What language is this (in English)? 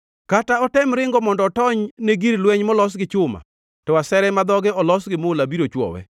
Luo (Kenya and Tanzania)